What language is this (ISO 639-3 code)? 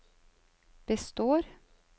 nor